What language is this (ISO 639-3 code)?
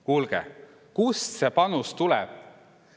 est